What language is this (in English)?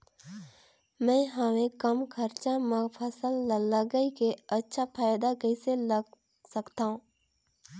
Chhattisgarhi